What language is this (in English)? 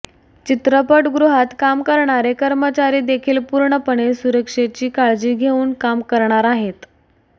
Marathi